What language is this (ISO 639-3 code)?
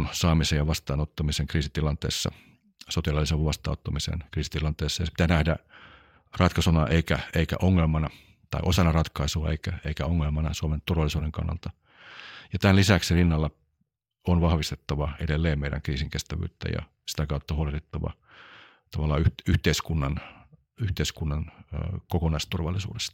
fin